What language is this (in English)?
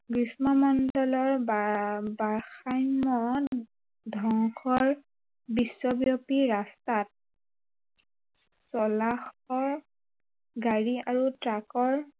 Assamese